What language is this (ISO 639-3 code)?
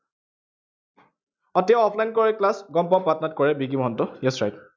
asm